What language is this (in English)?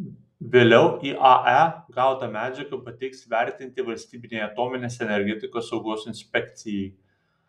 Lithuanian